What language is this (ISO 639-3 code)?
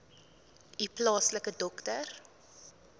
afr